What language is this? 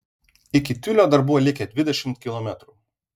Lithuanian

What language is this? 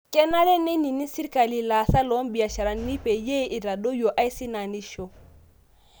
Masai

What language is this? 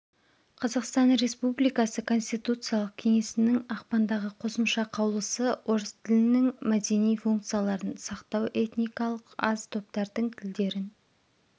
Kazakh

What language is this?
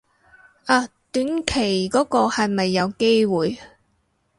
Cantonese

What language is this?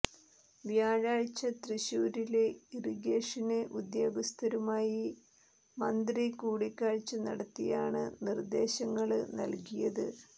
Malayalam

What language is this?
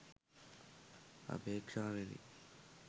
Sinhala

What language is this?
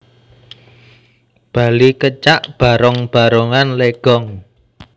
Javanese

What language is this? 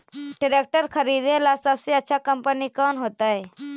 Magahi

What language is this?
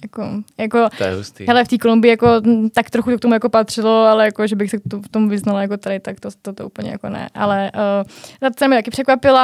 Czech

